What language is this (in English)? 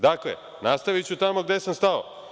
Serbian